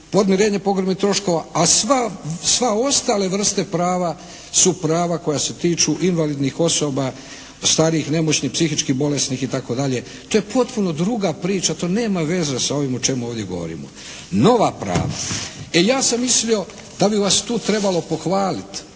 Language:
Croatian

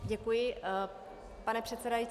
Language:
Czech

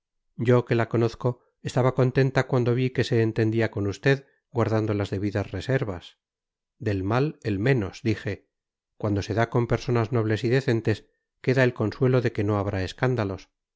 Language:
Spanish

